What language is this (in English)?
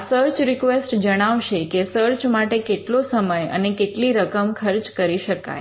Gujarati